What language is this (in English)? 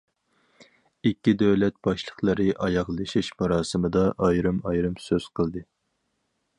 Uyghur